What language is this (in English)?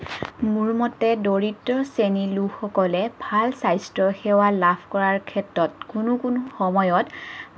Assamese